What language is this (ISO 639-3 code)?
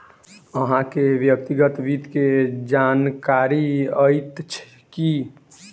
mai